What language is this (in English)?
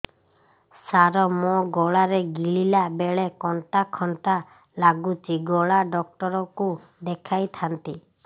Odia